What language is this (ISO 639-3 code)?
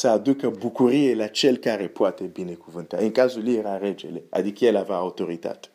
ron